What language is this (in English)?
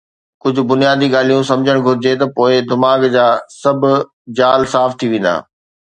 Sindhi